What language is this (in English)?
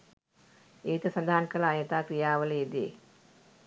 Sinhala